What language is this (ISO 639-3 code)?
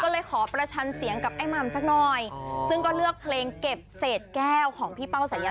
tha